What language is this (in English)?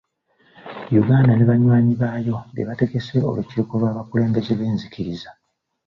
Ganda